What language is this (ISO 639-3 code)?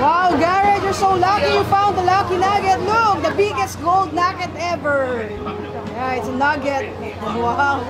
eng